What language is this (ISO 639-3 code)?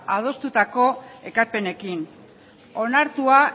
eus